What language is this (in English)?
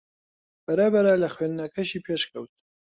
Central Kurdish